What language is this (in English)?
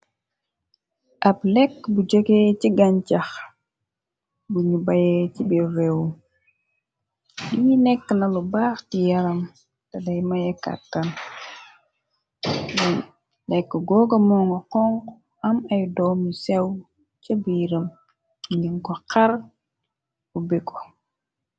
Wolof